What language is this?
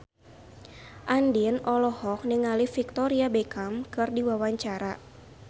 Sundanese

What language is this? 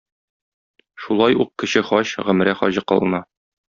Tatar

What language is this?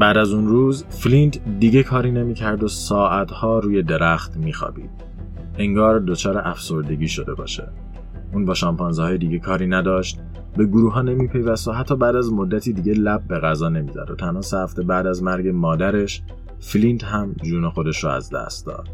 Persian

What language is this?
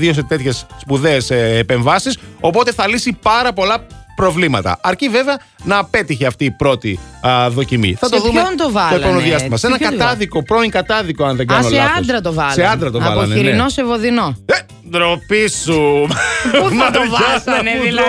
Greek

